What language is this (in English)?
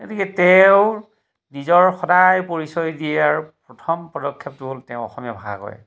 Assamese